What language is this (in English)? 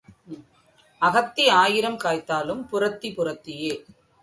Tamil